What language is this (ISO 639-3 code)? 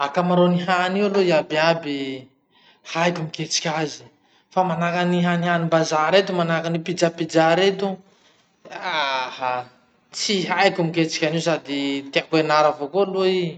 msh